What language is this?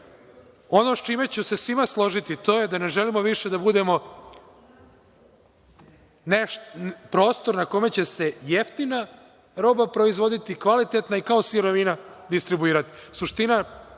Serbian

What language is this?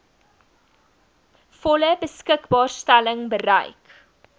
Afrikaans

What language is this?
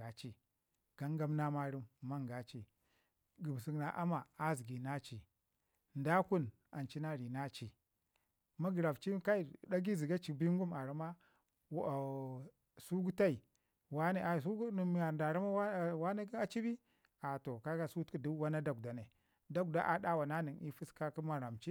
Ngizim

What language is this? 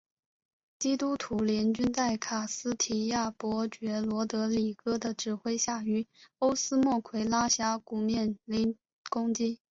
Chinese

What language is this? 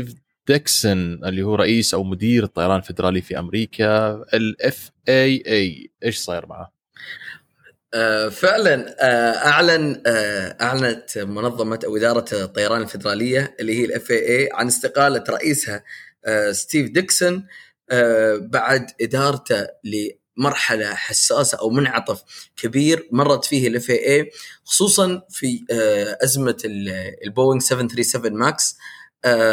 Arabic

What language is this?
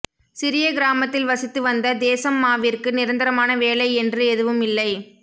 Tamil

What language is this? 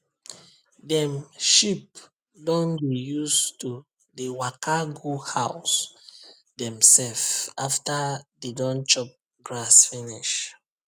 Nigerian Pidgin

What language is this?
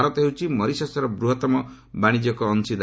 Odia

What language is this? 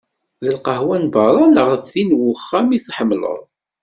Kabyle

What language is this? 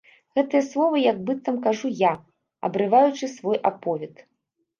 Belarusian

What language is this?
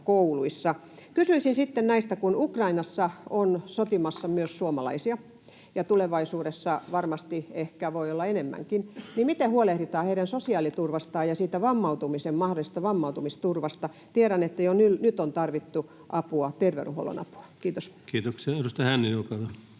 Finnish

